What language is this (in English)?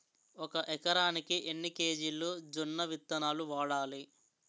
Telugu